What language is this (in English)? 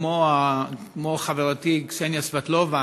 Hebrew